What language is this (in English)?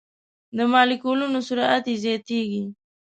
Pashto